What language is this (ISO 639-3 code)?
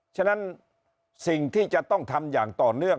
tha